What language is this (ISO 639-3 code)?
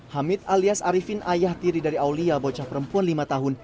ind